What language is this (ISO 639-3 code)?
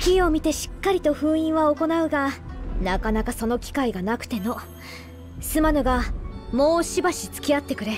jpn